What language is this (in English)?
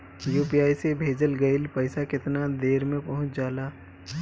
Bhojpuri